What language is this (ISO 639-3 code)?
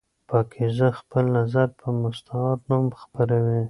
pus